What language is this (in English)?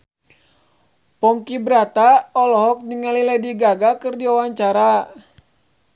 Sundanese